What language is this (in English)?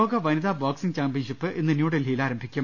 Malayalam